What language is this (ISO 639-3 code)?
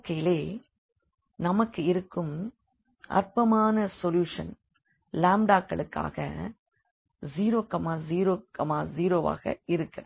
tam